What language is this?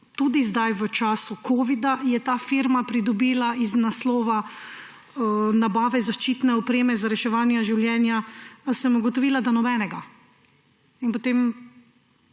Slovenian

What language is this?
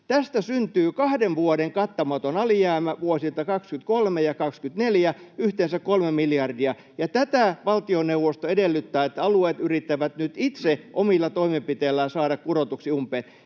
Finnish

